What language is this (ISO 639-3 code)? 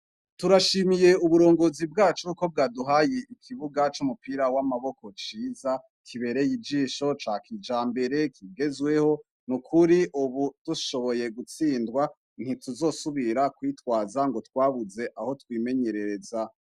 run